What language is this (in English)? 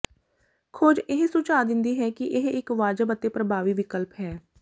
Punjabi